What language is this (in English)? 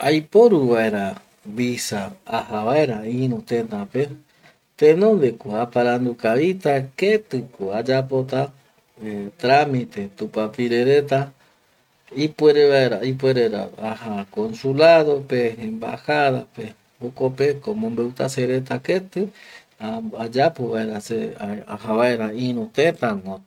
Eastern Bolivian Guaraní